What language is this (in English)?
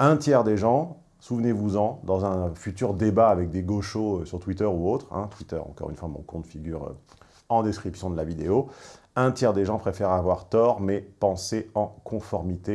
French